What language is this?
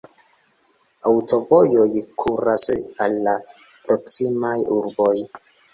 Esperanto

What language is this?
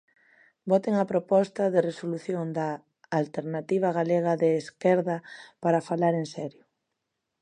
Galician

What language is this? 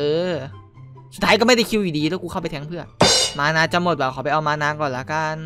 Thai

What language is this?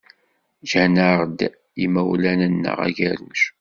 Kabyle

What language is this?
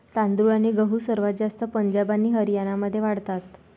Marathi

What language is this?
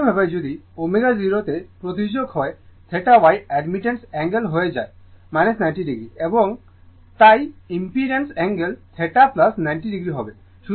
Bangla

